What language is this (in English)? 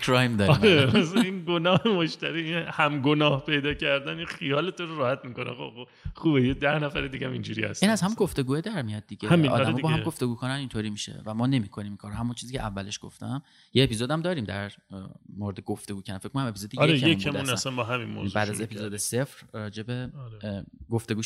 Persian